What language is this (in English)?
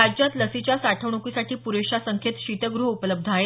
Marathi